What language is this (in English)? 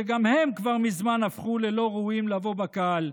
Hebrew